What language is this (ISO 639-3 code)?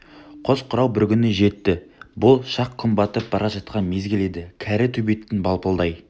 kaz